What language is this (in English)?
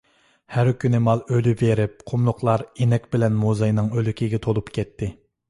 Uyghur